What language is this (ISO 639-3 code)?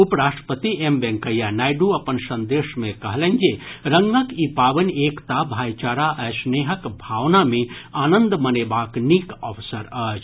mai